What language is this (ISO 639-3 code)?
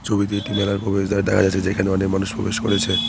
ben